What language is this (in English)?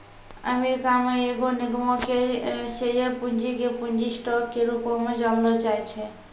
Maithili